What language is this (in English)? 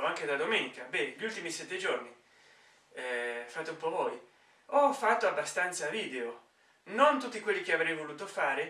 Italian